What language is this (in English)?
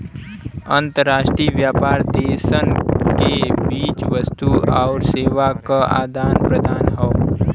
Bhojpuri